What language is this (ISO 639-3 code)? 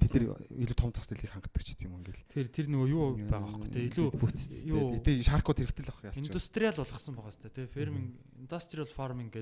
kor